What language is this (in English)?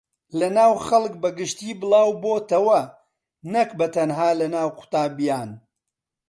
Central Kurdish